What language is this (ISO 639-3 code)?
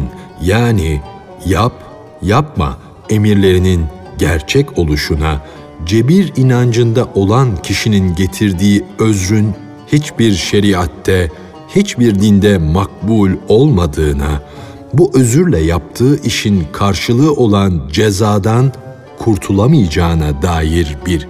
tur